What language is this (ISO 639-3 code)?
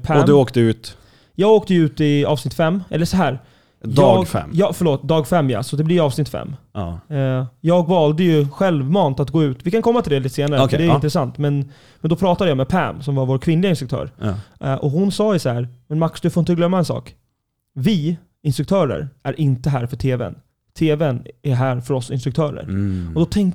swe